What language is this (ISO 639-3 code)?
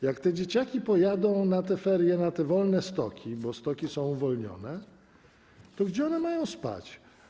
pol